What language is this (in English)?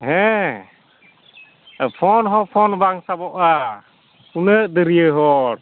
Santali